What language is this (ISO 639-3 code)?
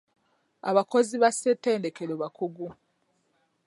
lug